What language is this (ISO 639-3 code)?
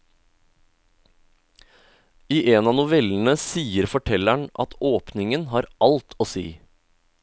nor